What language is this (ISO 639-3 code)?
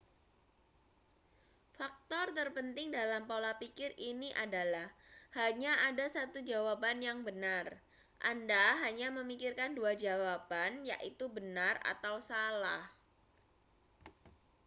ind